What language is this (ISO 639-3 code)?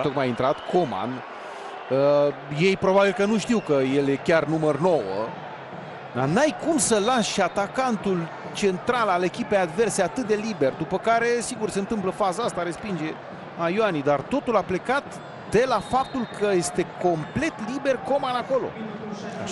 ron